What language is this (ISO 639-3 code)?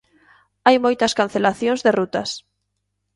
glg